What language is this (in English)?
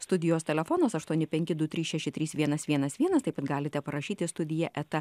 Lithuanian